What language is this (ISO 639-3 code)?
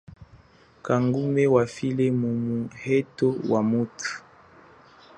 cjk